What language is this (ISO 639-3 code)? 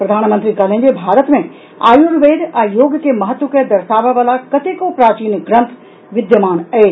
mai